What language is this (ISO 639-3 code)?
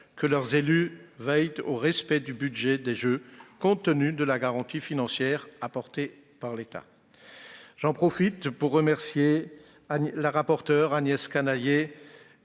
fra